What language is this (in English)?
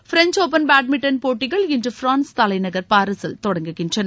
Tamil